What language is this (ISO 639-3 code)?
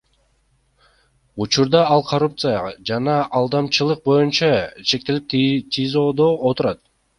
kir